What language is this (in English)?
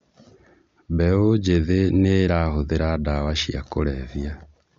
Kikuyu